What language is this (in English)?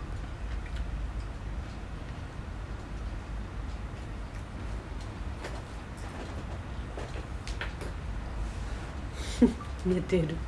Japanese